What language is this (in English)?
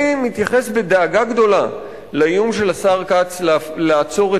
Hebrew